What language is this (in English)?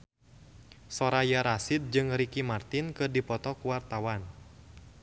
Sundanese